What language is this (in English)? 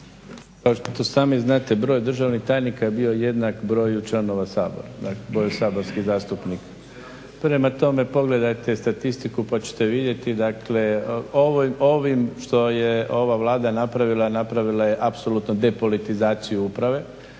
Croatian